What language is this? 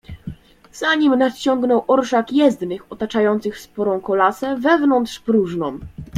Polish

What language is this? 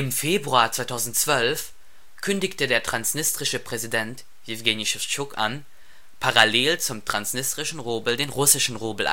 German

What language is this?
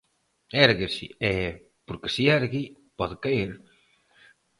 Galician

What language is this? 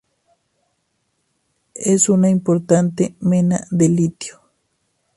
Spanish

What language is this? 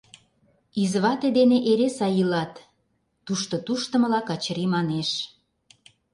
Mari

